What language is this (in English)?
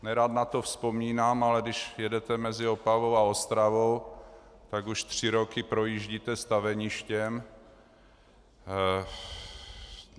Czech